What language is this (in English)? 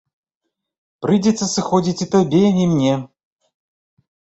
Belarusian